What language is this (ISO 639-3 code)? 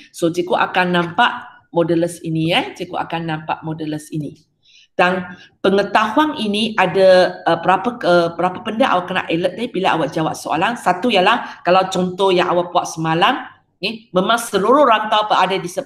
msa